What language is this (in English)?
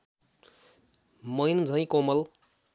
Nepali